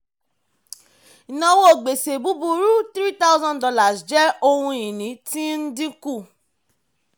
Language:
Yoruba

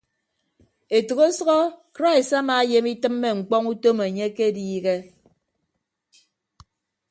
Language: Ibibio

